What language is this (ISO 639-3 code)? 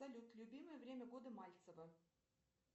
rus